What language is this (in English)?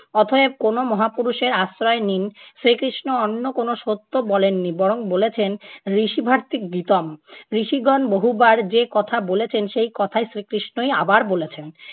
Bangla